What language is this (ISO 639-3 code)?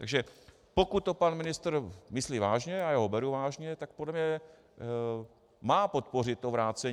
ces